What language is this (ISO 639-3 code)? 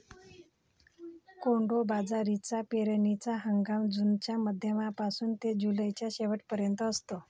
mar